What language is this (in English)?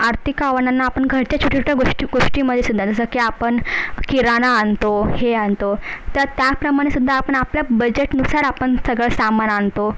Marathi